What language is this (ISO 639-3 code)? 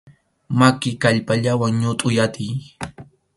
qxu